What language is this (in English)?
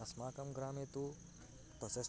Sanskrit